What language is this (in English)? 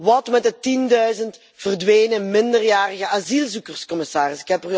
Dutch